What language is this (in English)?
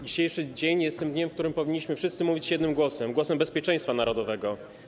Polish